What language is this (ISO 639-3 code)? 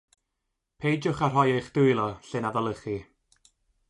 cym